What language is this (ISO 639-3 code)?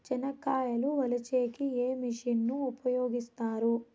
tel